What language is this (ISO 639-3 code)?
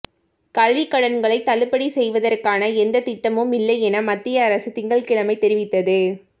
tam